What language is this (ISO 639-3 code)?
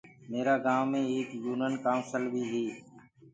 ggg